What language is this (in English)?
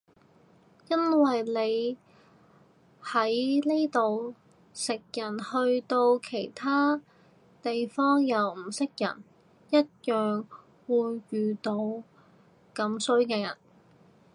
Cantonese